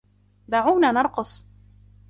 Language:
Arabic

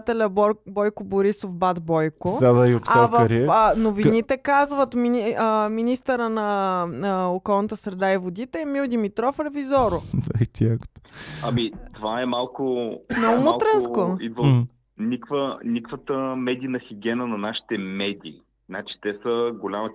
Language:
Bulgarian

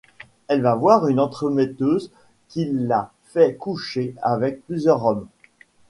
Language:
French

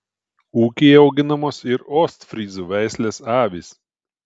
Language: Lithuanian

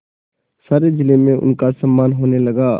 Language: Hindi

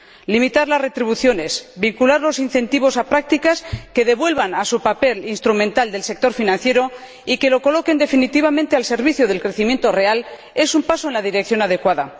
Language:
Spanish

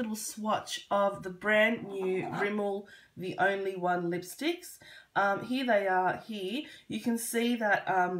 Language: English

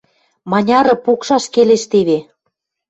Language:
Western Mari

